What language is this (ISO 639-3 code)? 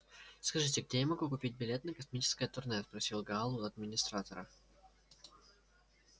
rus